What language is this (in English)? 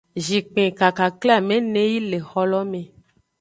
Aja (Benin)